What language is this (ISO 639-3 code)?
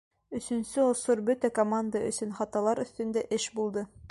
bak